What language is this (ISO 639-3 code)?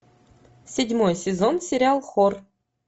rus